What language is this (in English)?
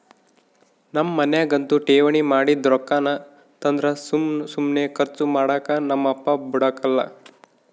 Kannada